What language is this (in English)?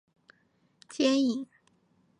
Chinese